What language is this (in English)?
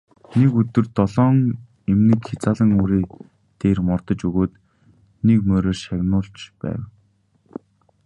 Mongolian